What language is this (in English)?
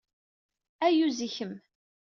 Kabyle